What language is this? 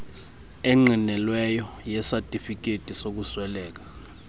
Xhosa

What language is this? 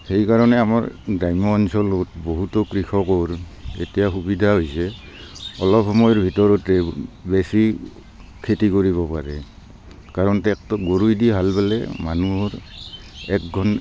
Assamese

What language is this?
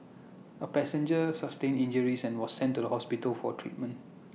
English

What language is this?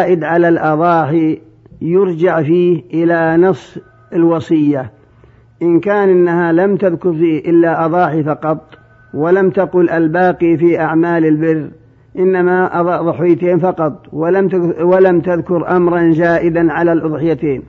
Arabic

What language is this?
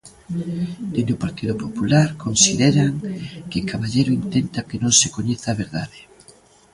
Galician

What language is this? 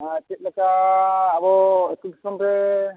Santali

